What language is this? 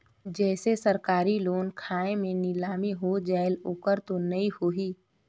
Chhattisgarhi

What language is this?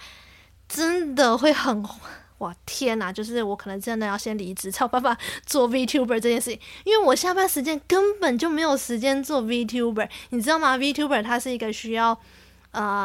Chinese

